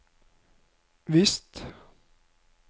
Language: Norwegian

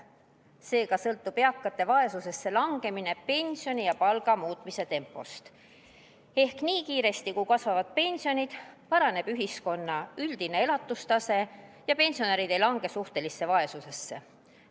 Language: Estonian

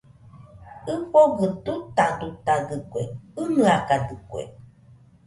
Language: Nüpode Huitoto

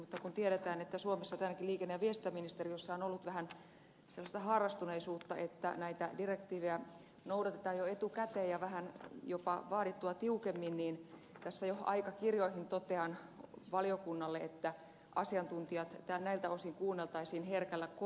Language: Finnish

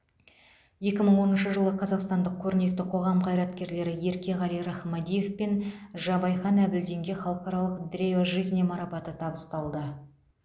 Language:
Kazakh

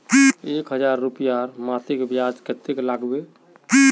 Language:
Magahi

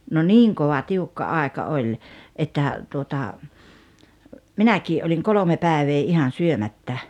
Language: Finnish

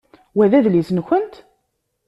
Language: Kabyle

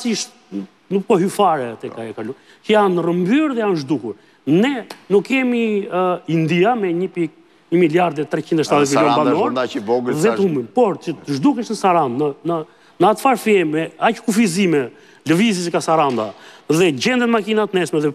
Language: Romanian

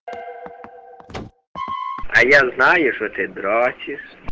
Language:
Russian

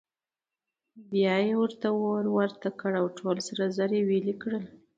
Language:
Pashto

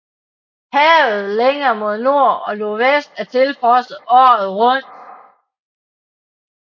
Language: Danish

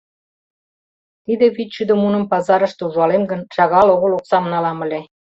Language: Mari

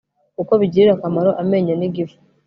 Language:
Kinyarwanda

